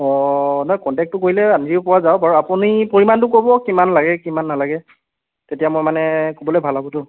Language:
Assamese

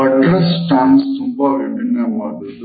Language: Kannada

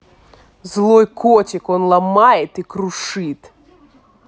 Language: Russian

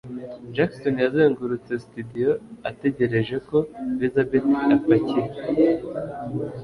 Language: Kinyarwanda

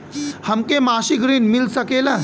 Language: Bhojpuri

